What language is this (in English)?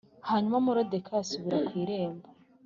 Kinyarwanda